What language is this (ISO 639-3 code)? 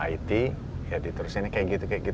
ind